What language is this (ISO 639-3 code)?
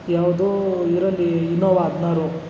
kan